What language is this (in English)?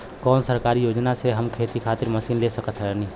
Bhojpuri